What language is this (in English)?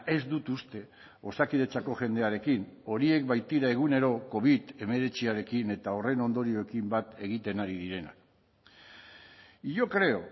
Basque